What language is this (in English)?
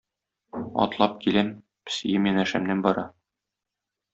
Tatar